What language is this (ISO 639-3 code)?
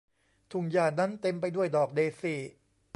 tha